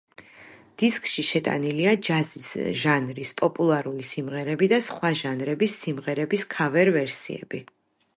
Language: Georgian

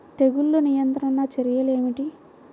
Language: Telugu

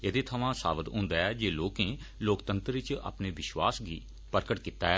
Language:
Dogri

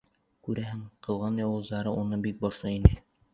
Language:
Bashkir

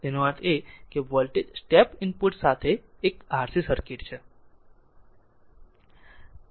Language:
Gujarati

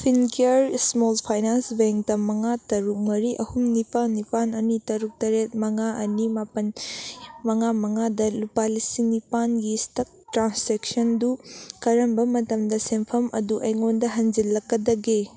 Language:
Manipuri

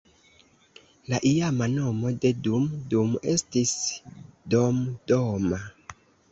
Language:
Esperanto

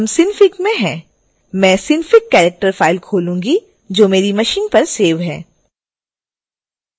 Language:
Hindi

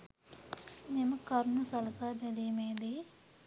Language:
Sinhala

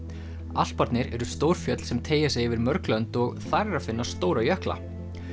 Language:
Icelandic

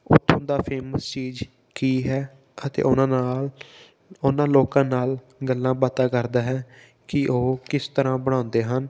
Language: Punjabi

